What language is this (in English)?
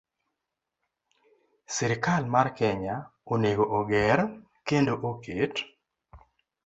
Luo (Kenya and Tanzania)